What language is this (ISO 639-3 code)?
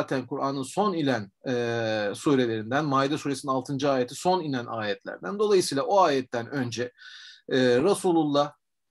tur